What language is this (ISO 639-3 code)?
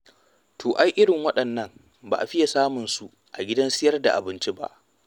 hau